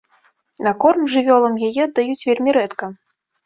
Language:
Belarusian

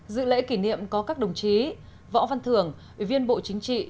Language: Vietnamese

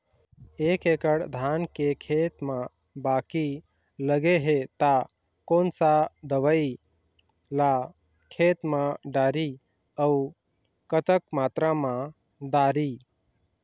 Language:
Chhattisgarhi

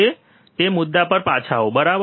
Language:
Gujarati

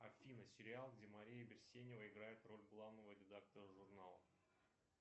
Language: Russian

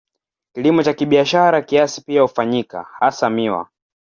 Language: Swahili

